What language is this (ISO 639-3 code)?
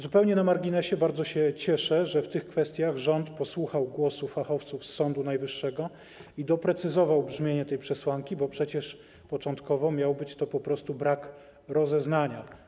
pol